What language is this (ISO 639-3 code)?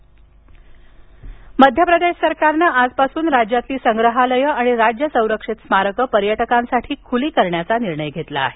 mar